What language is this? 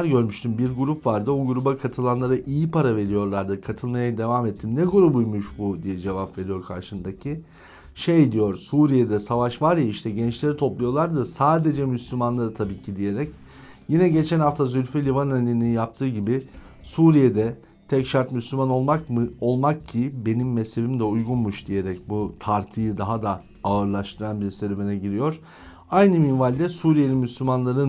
Turkish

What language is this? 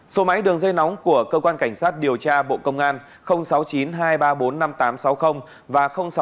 Vietnamese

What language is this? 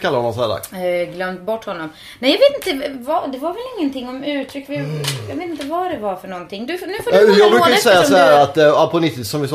Swedish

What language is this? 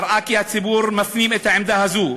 Hebrew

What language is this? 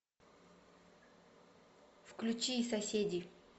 Russian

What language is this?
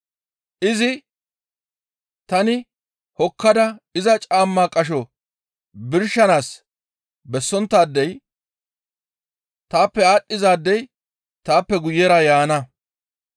Gamo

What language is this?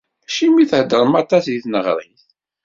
Kabyle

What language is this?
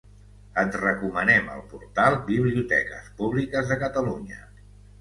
Catalan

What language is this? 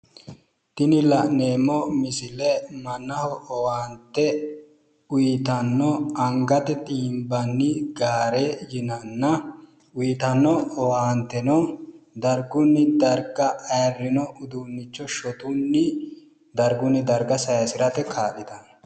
Sidamo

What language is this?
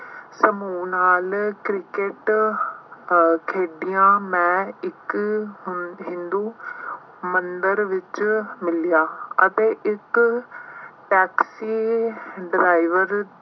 Punjabi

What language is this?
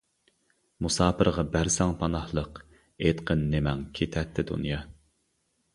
Uyghur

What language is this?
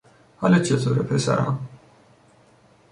Persian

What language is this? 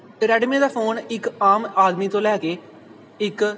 Punjabi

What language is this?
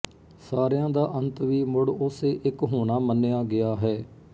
Punjabi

